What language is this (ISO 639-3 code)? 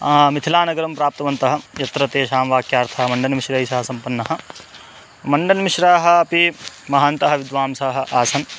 san